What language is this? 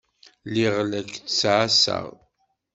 Kabyle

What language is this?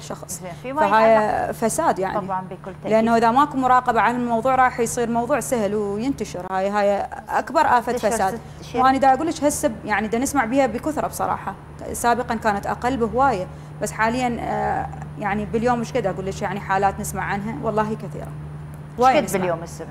Arabic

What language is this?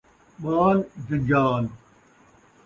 Saraiki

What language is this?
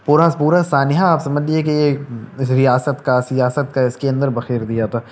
Urdu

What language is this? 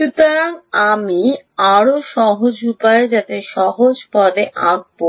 Bangla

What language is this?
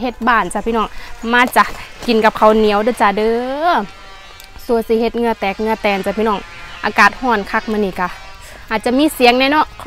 Thai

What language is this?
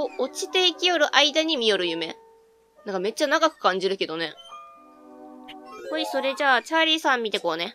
Japanese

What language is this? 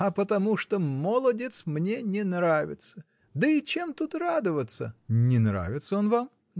Russian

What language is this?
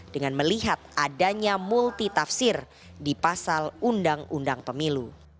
Indonesian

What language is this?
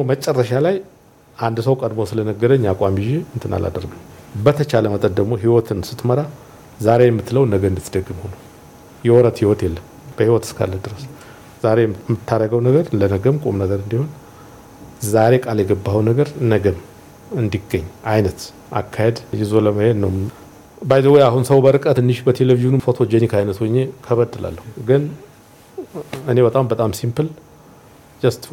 Amharic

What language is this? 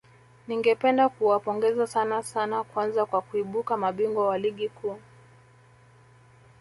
Swahili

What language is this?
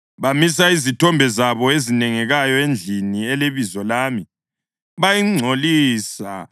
North Ndebele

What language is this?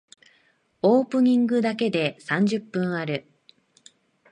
Japanese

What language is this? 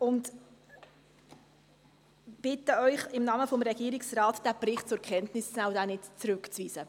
Swiss German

